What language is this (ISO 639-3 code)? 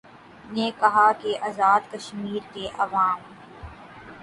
urd